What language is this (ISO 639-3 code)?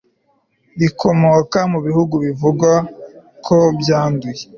kin